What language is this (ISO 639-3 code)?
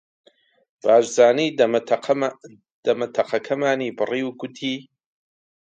ckb